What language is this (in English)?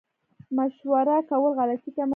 Pashto